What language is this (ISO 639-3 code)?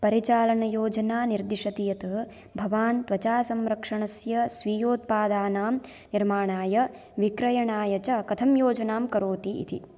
san